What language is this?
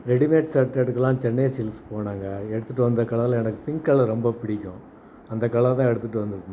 Tamil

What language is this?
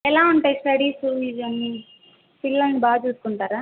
Telugu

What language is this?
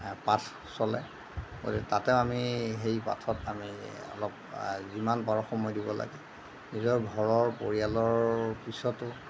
Assamese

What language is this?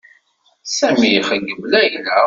Kabyle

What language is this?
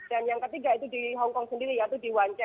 Indonesian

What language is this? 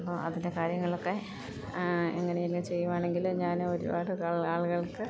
Malayalam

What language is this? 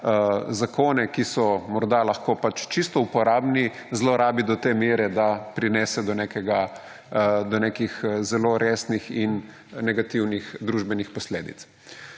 Slovenian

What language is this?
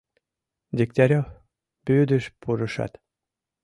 Mari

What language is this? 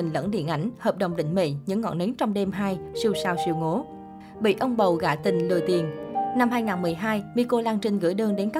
Vietnamese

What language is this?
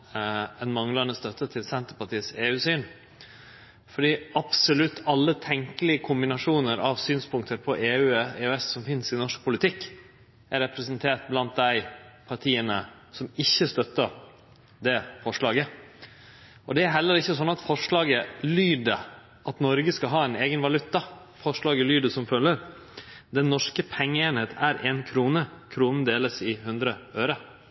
Norwegian Nynorsk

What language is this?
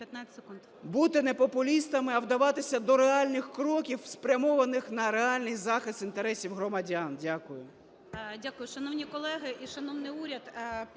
Ukrainian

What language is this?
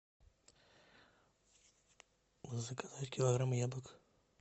Russian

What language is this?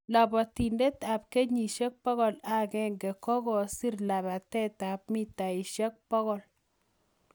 Kalenjin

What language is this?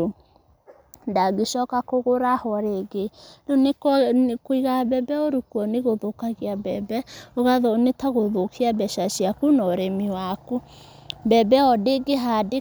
Kikuyu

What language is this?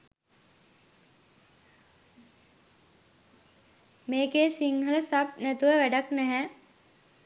Sinhala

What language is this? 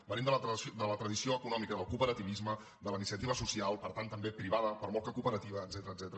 Catalan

